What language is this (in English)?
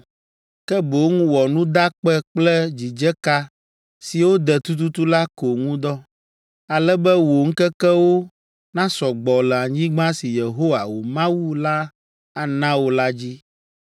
Ewe